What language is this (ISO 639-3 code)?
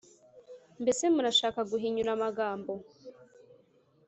kin